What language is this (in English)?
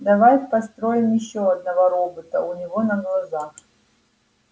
Russian